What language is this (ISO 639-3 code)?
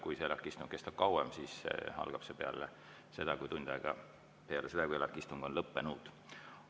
est